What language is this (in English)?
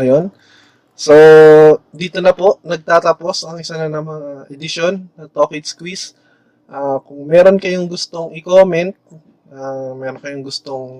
Filipino